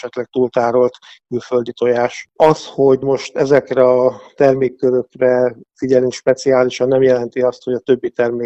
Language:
Hungarian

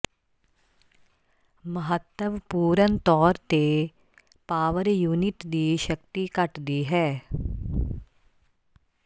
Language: Punjabi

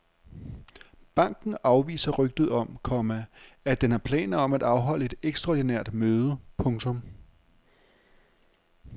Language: Danish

